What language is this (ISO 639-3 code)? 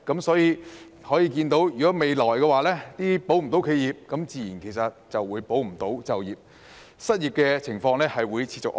yue